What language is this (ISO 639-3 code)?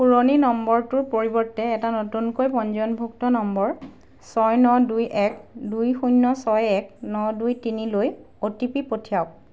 asm